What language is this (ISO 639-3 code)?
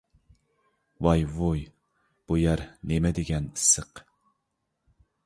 uig